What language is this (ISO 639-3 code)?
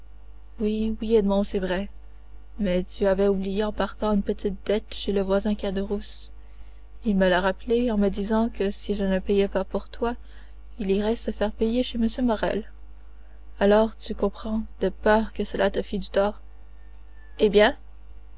fra